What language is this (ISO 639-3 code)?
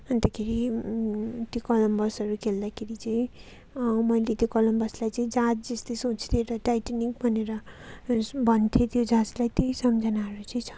nep